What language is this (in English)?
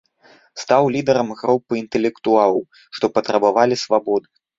Belarusian